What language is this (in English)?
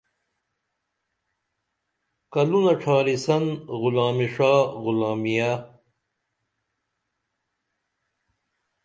Dameli